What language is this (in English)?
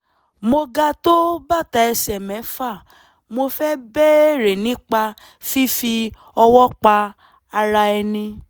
Yoruba